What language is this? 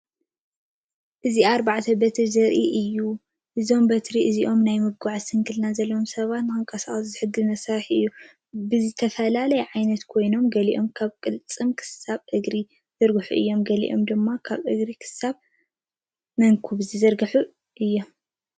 Tigrinya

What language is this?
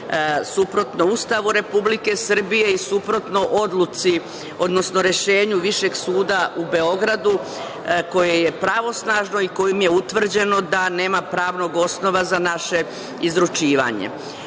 Serbian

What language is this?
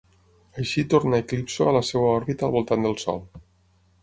Catalan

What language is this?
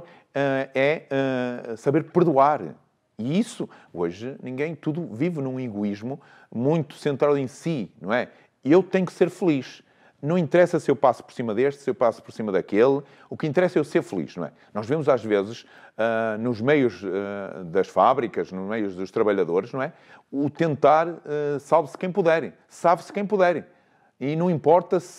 Portuguese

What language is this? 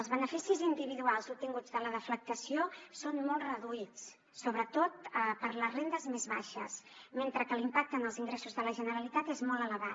Catalan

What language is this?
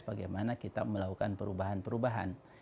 Indonesian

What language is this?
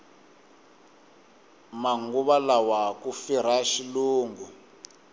Tsonga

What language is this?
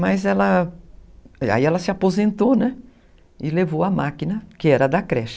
Portuguese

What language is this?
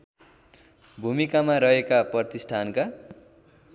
Nepali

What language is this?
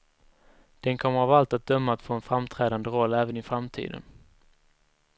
Swedish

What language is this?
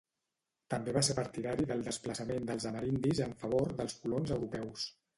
Catalan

